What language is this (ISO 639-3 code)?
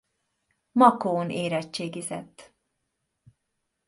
hun